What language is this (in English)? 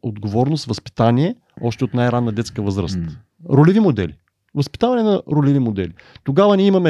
Bulgarian